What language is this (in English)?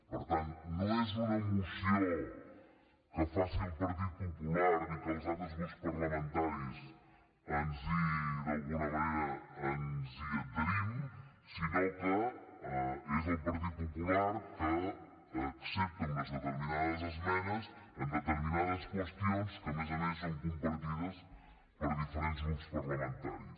Catalan